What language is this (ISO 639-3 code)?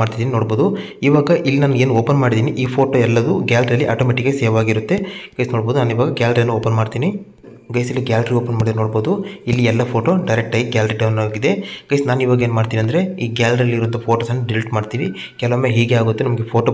kan